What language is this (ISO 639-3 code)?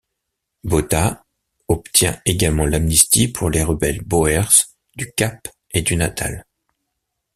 fra